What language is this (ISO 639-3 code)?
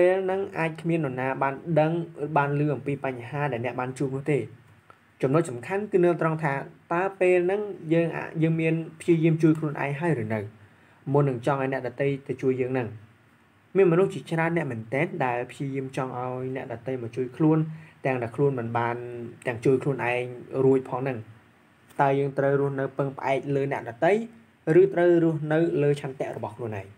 tha